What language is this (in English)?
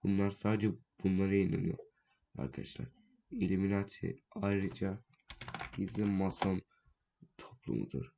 Turkish